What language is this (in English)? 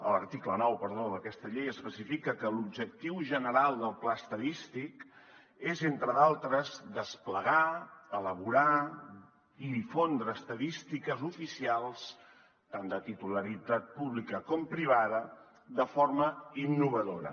Catalan